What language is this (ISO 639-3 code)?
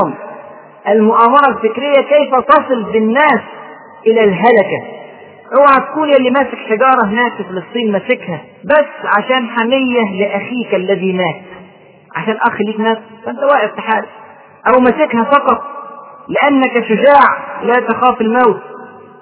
ara